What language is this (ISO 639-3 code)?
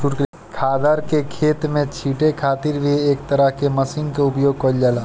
bho